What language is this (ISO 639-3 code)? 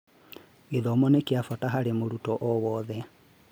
kik